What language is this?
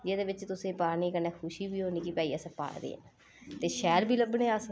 Dogri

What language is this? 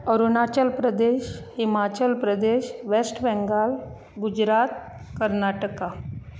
Konkani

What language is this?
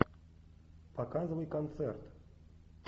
Russian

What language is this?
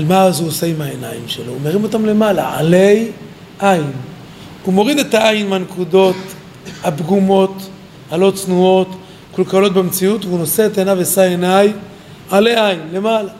Hebrew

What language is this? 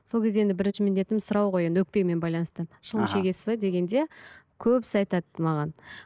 Kazakh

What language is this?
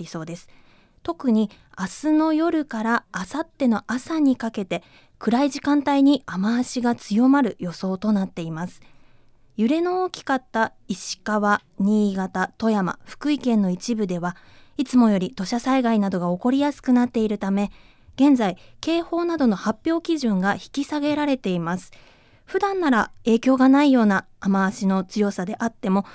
Japanese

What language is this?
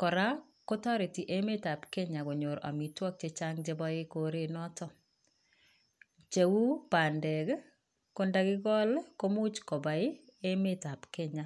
Kalenjin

